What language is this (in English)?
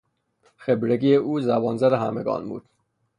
Persian